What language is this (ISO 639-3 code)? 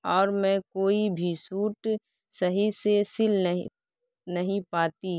urd